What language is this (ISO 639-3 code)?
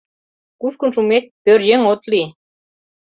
chm